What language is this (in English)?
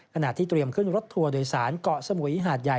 Thai